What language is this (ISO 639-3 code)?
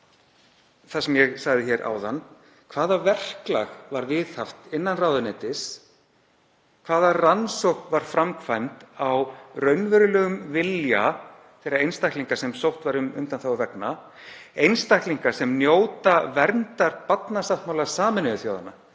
isl